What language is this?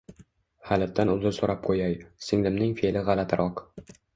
Uzbek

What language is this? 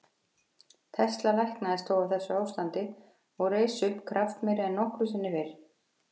Icelandic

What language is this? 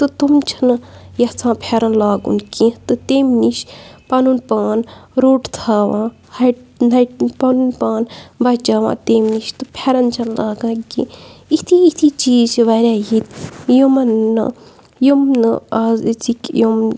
Kashmiri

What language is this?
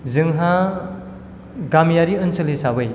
Bodo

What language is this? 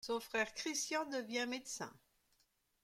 French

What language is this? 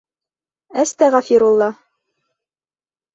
Bashkir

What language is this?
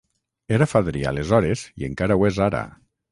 Catalan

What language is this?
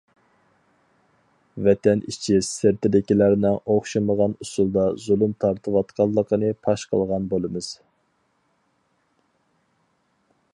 Uyghur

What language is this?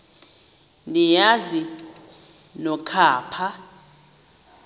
Xhosa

